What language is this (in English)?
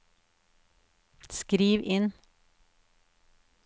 Norwegian